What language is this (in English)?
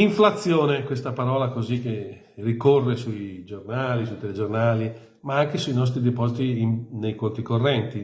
Italian